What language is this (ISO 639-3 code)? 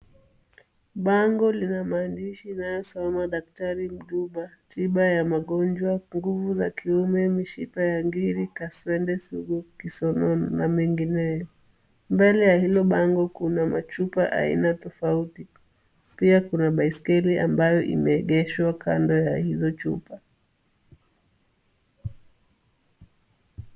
swa